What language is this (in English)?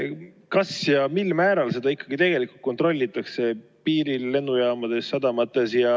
Estonian